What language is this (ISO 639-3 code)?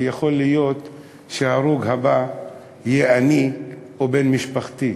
heb